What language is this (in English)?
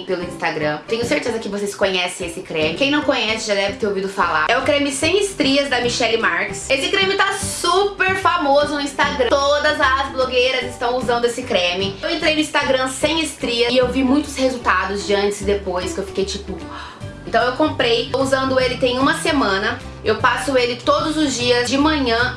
Portuguese